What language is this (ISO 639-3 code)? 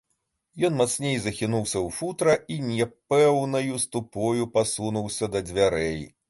bel